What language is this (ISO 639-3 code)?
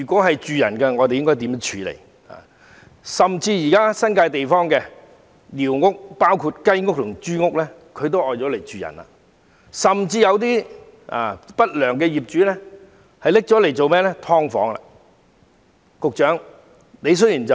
yue